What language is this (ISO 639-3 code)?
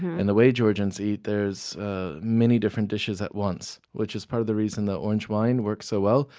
eng